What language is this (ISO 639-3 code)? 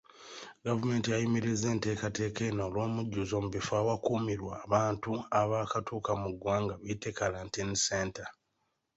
lug